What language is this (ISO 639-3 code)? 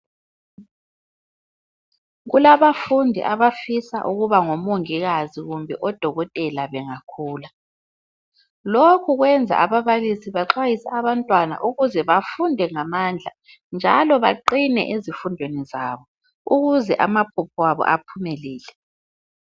nde